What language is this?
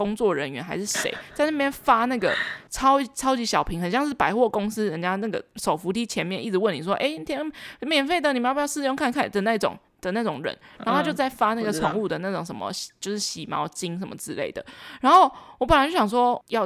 Chinese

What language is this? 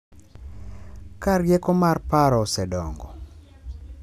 Luo (Kenya and Tanzania)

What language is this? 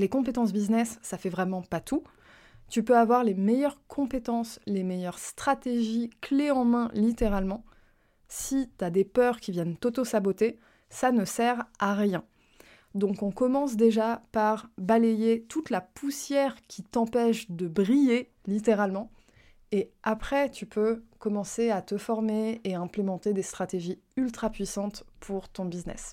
French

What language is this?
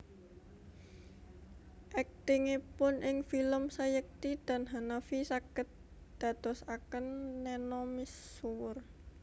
Javanese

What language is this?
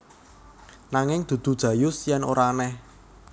Javanese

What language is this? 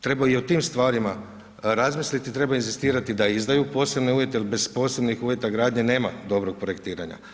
Croatian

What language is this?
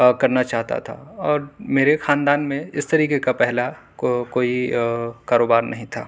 Urdu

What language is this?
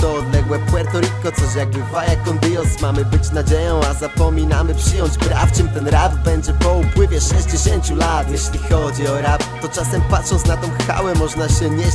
Polish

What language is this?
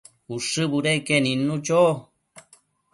Matsés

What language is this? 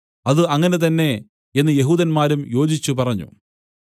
Malayalam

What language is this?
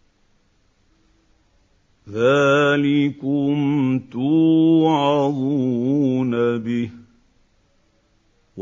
Arabic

